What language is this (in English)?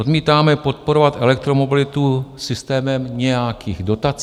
Czech